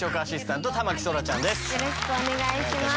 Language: Japanese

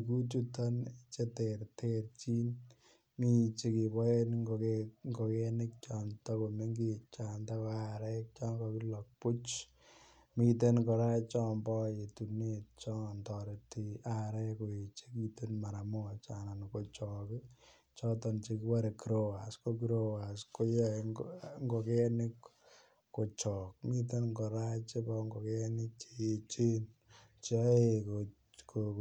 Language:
Kalenjin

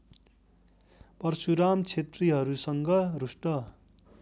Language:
Nepali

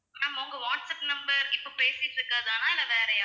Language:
Tamil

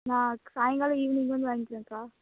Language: Tamil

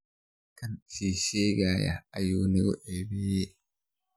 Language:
Somali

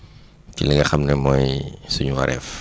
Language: Wolof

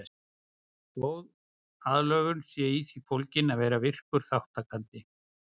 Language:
Icelandic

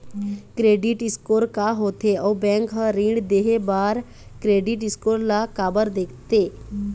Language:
Chhattisgarhi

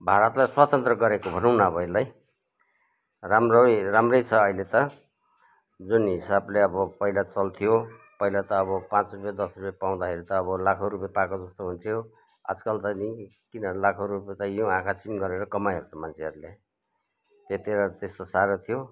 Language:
Nepali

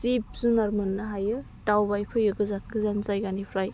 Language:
Bodo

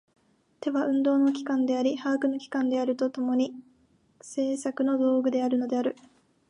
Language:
Japanese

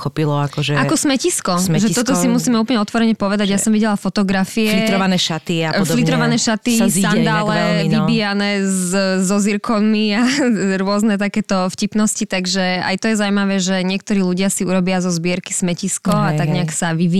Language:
Slovak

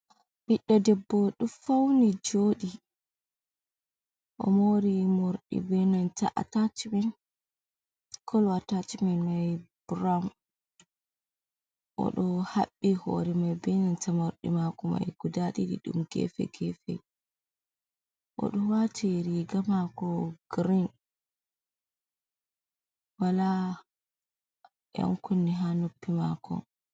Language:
Fula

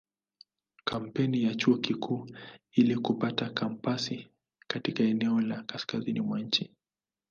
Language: Swahili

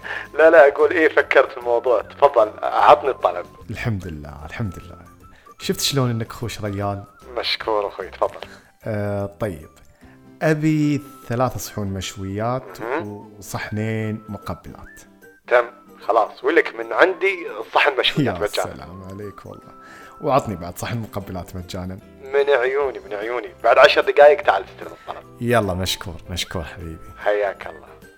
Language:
Arabic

